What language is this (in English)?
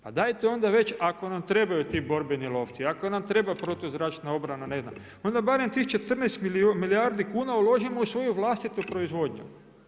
Croatian